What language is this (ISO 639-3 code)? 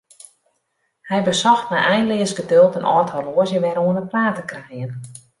fry